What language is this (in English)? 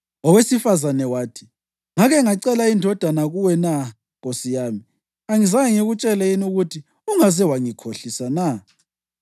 North Ndebele